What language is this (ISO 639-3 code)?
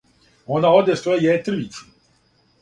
srp